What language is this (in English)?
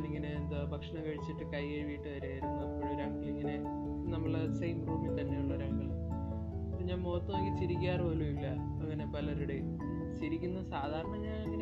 Malayalam